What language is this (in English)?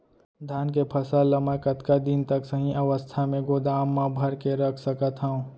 Chhattisgarhi